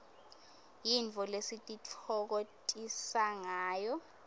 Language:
Swati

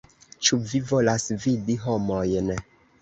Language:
Esperanto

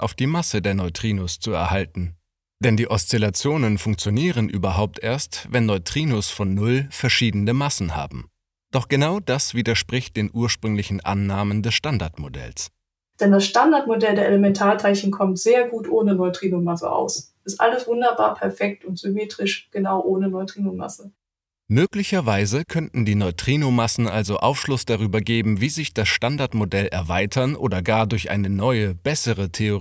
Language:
German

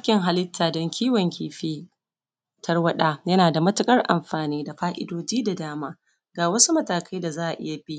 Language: Hausa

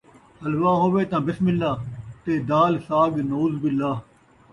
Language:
Saraiki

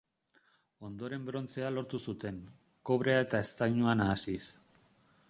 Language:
Basque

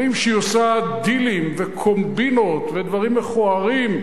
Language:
Hebrew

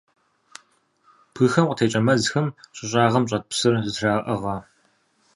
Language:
Kabardian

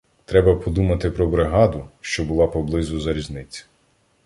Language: Ukrainian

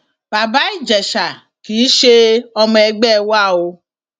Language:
Yoruba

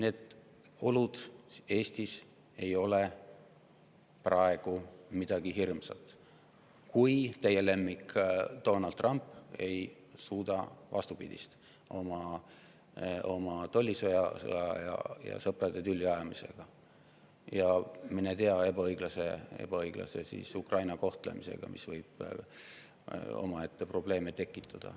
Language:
Estonian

